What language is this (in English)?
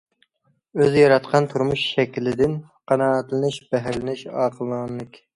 Uyghur